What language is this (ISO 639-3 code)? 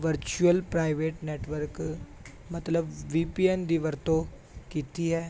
pan